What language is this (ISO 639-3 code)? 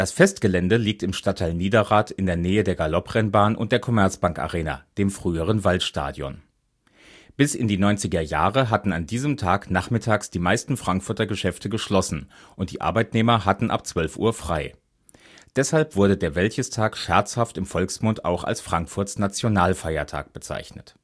deu